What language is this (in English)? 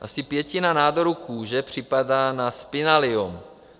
Czech